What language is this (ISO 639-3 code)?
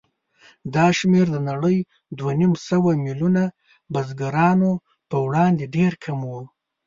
pus